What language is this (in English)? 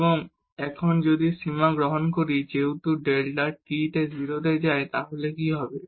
Bangla